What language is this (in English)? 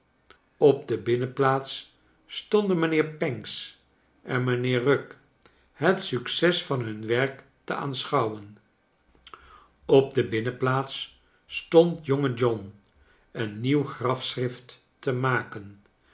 Dutch